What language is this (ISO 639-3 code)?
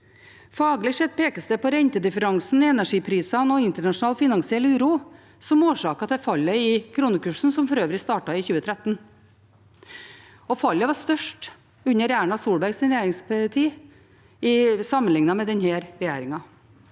nor